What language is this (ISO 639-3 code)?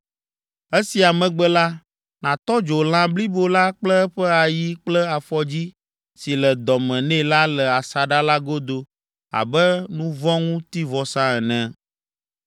ewe